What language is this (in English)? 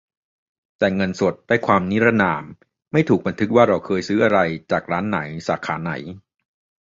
Thai